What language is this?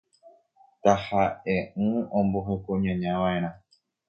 Guarani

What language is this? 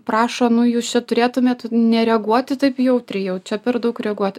Lithuanian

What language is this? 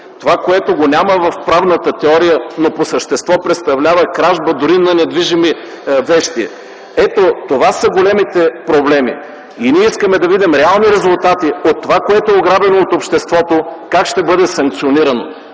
Bulgarian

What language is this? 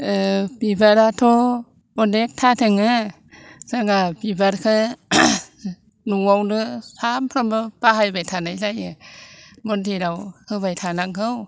Bodo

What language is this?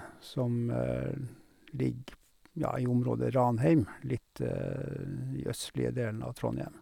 Norwegian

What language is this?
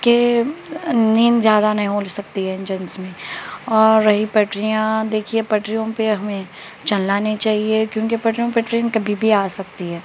Urdu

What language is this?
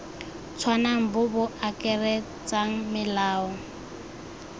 Tswana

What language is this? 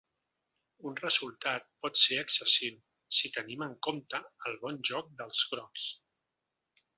Catalan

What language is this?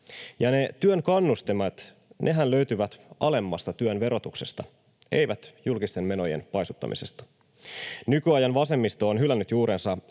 Finnish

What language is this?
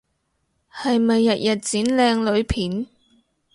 Cantonese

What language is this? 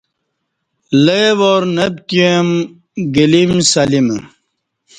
Kati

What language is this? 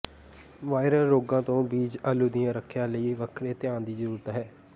Punjabi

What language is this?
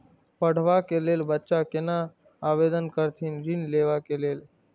Maithili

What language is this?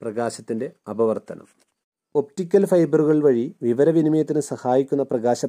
Malayalam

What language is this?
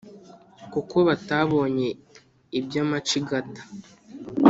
Kinyarwanda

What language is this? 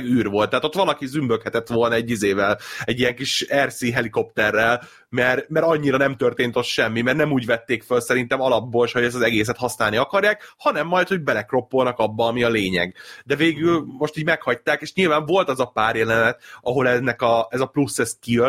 Hungarian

